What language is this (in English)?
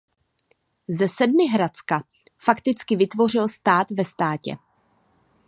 Czech